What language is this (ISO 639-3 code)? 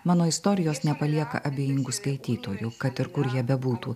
lit